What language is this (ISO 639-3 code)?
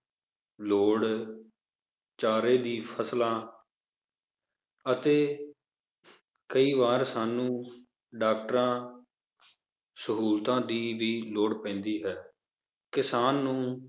pan